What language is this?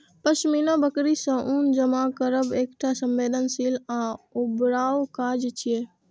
Maithili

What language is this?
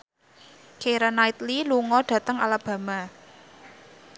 Javanese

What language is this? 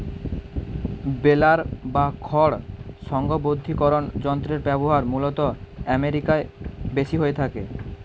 Bangla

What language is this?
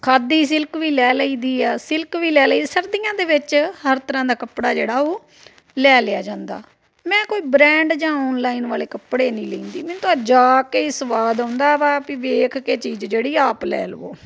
Punjabi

